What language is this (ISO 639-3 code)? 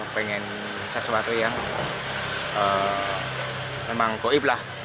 ind